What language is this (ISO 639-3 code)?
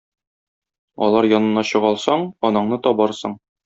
tat